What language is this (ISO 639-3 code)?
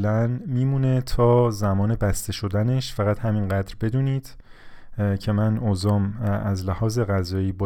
fas